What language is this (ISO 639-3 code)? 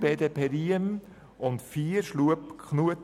gsw